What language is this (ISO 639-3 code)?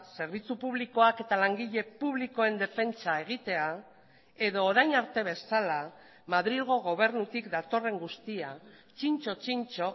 eus